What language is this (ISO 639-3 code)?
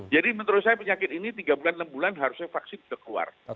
ind